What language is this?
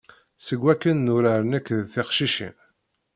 Kabyle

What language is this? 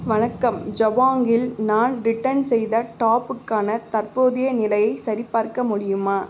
Tamil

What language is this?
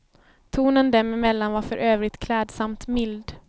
Swedish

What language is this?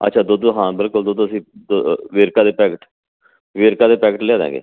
Punjabi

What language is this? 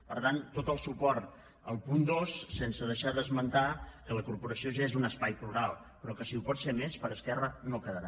Catalan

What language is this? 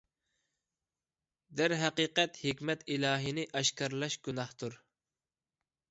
Uyghur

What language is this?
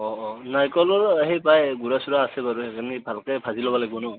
Assamese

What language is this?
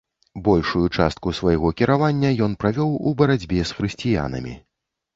Belarusian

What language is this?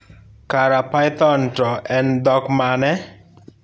Luo (Kenya and Tanzania)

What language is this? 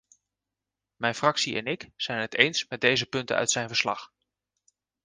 Dutch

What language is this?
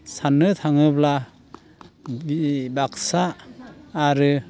Bodo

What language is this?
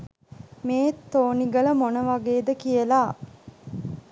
Sinhala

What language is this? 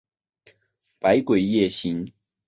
Chinese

